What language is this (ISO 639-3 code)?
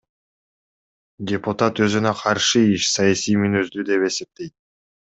kir